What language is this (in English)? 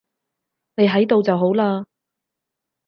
Cantonese